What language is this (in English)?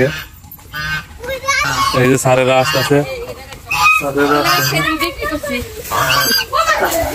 Turkish